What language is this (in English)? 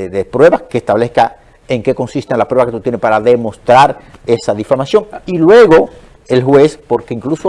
Spanish